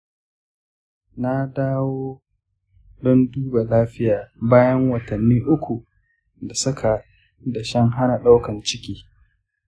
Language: Hausa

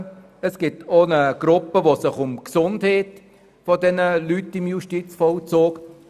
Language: Swiss German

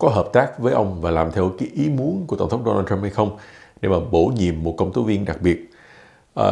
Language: Vietnamese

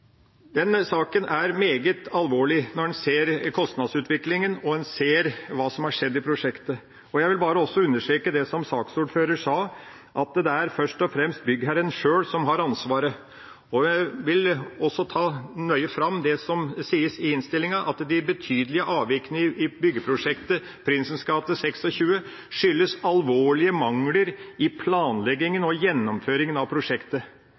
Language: Norwegian Bokmål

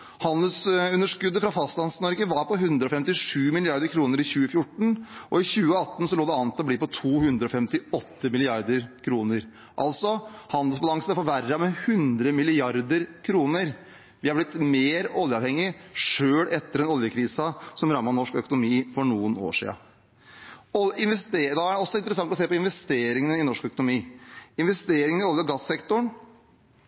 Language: Norwegian Bokmål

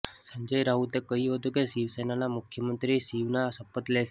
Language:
Gujarati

